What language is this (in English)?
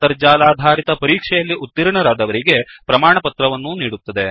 Kannada